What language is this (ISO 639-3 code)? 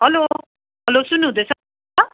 nep